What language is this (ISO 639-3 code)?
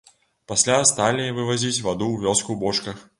bel